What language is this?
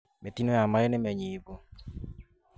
Kikuyu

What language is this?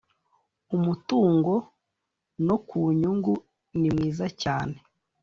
Kinyarwanda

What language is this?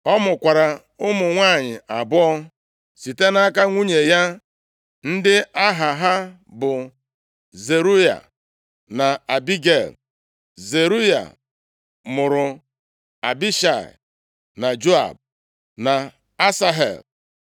Igbo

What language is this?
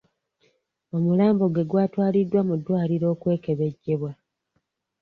Ganda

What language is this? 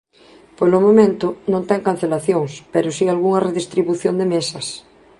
Galician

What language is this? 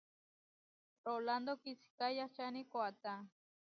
Huarijio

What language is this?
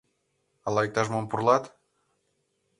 Mari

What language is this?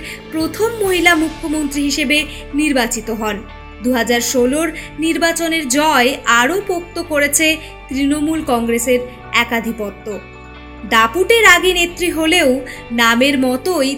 Bangla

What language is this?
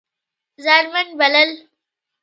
Pashto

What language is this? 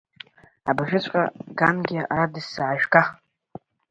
Abkhazian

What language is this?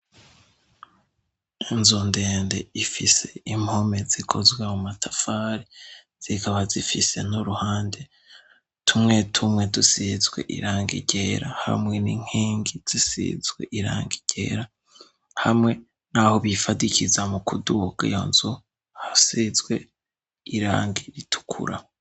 Rundi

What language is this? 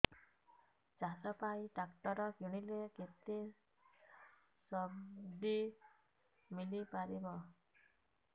Odia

